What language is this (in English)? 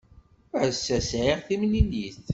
Kabyle